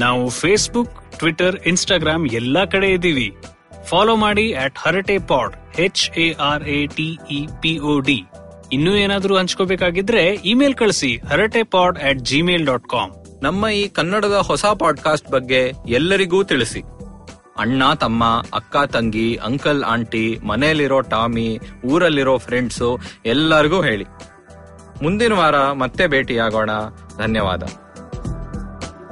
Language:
Kannada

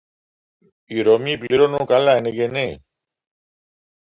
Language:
Greek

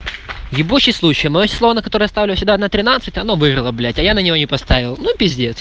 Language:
Russian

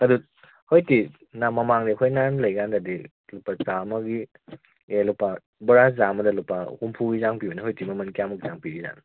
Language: Manipuri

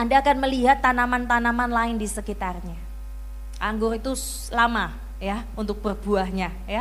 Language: Indonesian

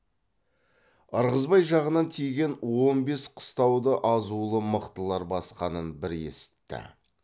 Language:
Kazakh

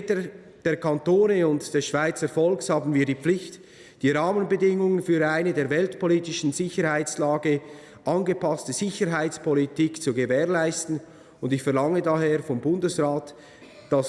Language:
German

